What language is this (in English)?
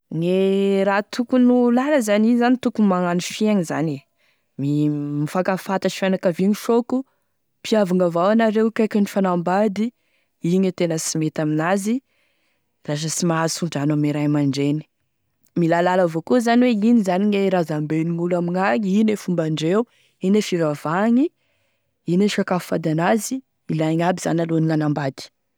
Tesaka Malagasy